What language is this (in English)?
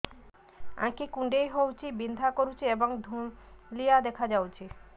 Odia